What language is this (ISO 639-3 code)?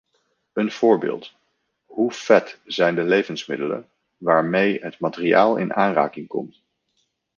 nld